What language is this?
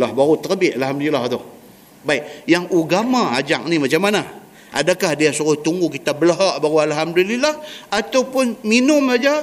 Malay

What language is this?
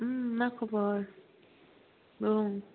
Bodo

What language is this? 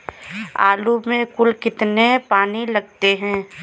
Hindi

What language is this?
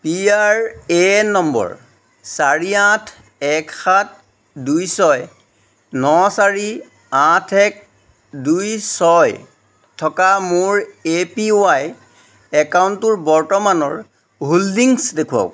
Assamese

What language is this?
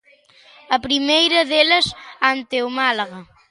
Galician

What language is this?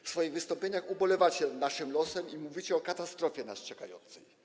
Polish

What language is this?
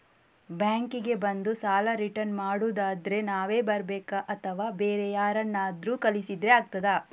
Kannada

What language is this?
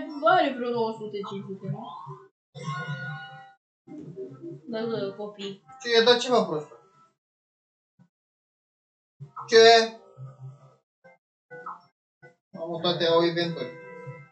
Romanian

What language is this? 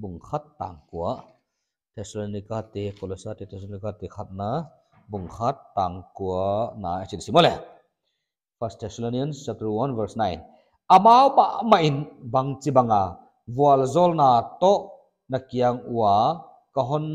Indonesian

